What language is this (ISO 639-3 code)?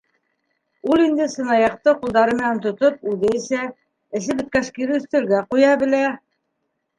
bak